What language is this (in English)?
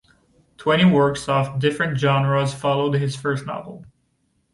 English